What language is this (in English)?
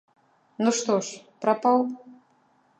Belarusian